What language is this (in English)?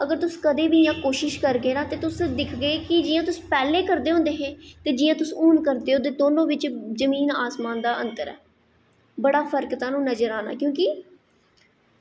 Dogri